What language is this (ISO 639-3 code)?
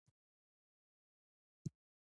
pus